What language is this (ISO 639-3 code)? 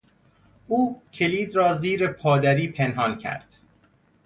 fas